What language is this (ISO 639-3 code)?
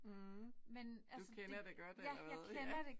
dan